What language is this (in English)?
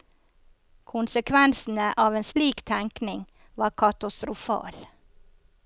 Norwegian